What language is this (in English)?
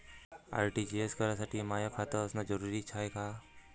Marathi